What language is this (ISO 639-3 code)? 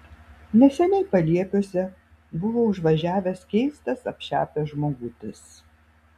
lit